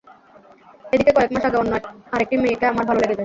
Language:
Bangla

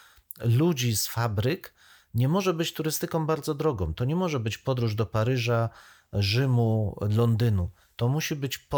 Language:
Polish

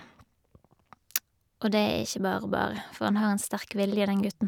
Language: Norwegian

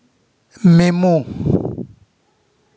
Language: Santali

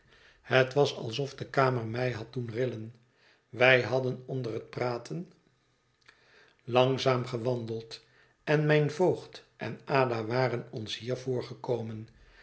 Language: Dutch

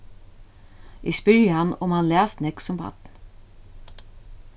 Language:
Faroese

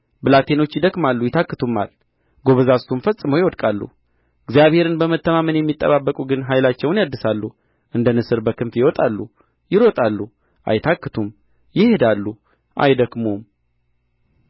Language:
Amharic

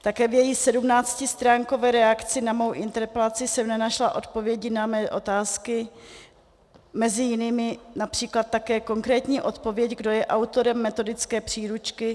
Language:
Czech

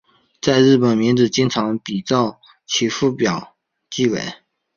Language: Chinese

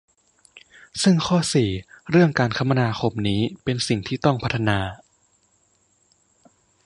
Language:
Thai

